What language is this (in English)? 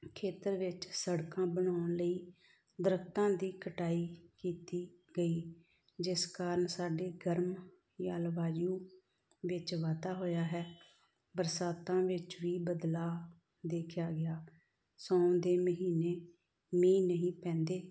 Punjabi